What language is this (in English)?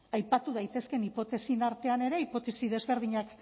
Basque